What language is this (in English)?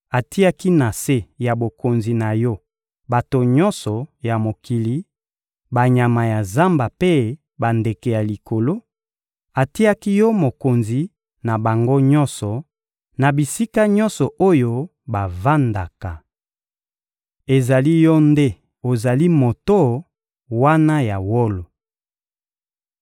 Lingala